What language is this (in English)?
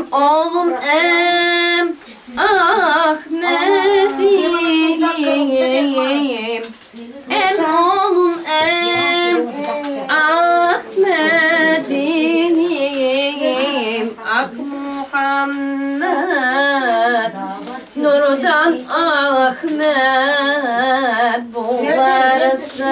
Turkish